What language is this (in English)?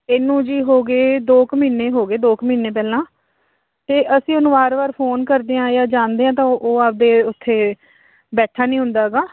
Punjabi